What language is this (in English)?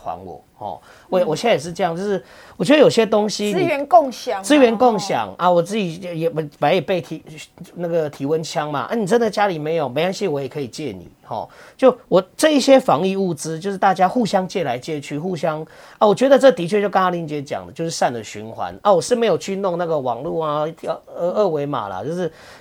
Chinese